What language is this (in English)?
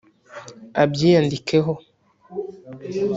Kinyarwanda